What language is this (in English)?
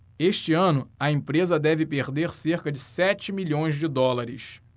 Portuguese